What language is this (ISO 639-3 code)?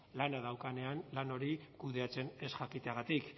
eus